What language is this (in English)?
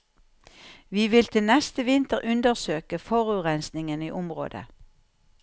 Norwegian